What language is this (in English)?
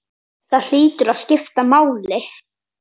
Icelandic